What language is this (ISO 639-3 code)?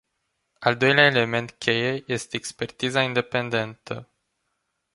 ron